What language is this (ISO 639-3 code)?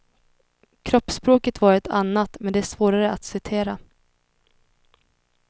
swe